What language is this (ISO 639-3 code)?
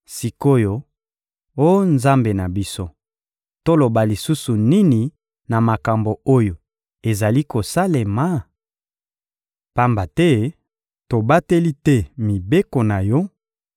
lin